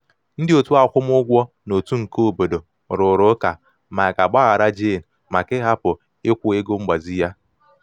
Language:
Igbo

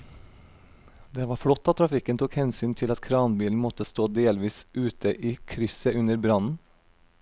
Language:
Norwegian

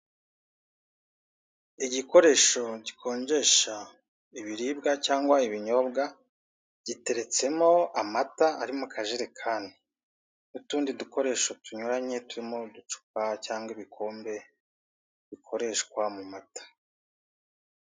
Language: Kinyarwanda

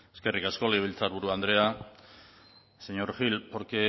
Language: Basque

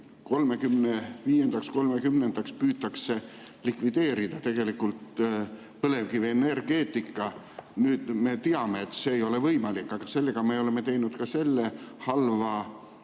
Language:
Estonian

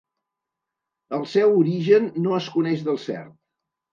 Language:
Catalan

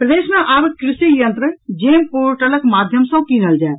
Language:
Maithili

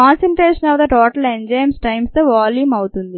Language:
Telugu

